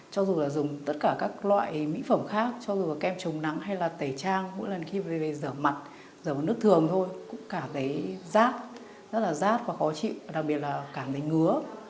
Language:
Vietnamese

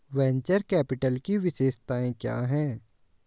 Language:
Hindi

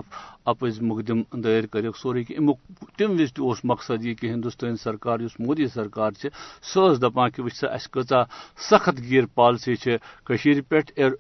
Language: Urdu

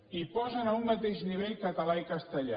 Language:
Catalan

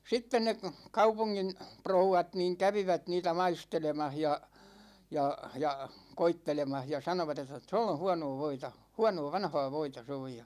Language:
Finnish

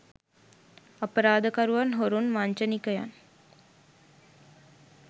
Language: Sinhala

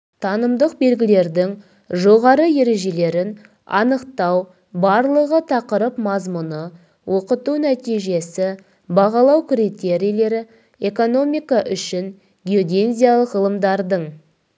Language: Kazakh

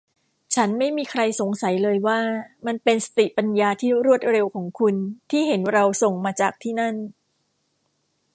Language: Thai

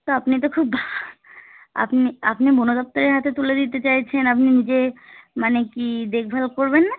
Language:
Bangla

